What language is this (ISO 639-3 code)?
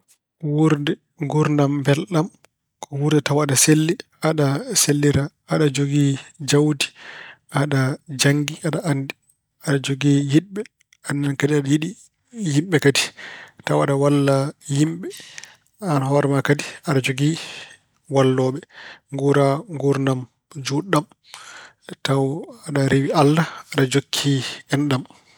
ful